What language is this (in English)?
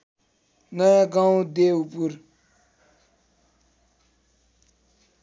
Nepali